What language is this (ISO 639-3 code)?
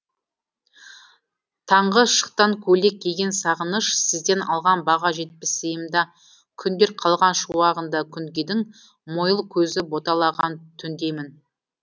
kaz